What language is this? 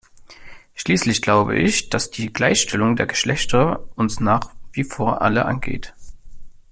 German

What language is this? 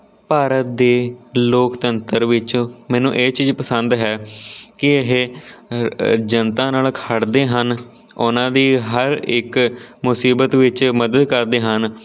Punjabi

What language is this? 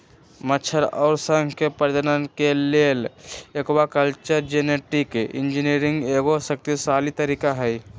Magahi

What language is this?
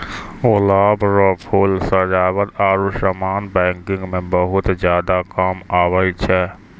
Maithili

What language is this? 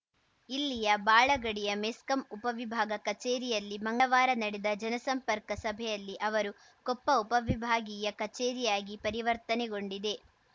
Kannada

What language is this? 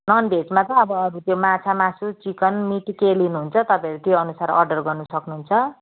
Nepali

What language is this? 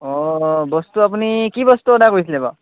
Assamese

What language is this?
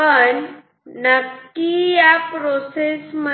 Marathi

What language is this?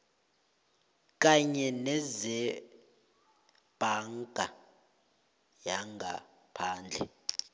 South Ndebele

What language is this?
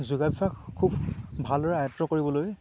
Assamese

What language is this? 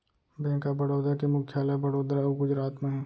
Chhattisgarhi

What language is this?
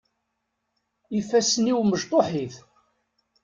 Kabyle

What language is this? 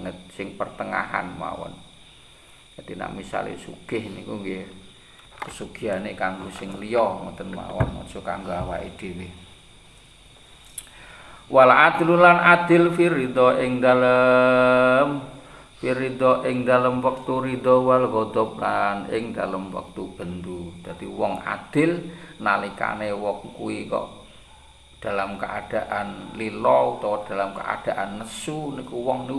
Indonesian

